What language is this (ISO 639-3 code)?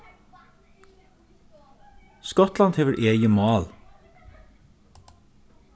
fao